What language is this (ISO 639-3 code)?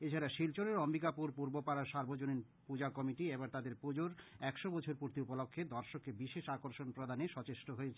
ben